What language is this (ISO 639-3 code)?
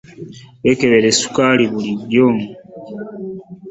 lug